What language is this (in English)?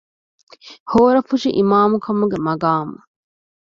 Divehi